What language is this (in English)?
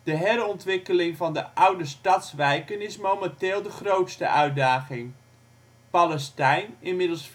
Dutch